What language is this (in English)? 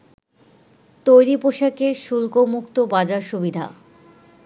Bangla